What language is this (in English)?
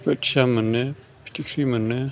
Bodo